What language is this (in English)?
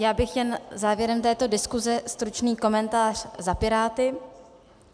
Czech